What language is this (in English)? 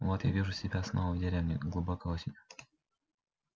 Russian